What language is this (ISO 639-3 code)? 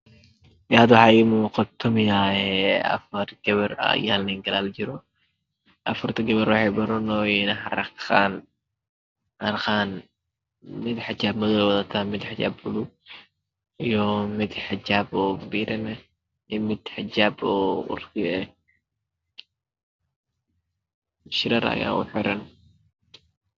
som